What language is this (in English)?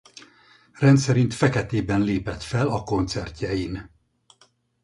Hungarian